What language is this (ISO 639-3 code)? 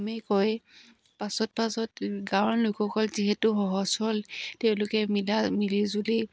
asm